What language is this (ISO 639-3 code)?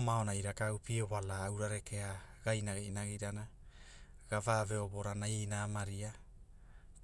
hul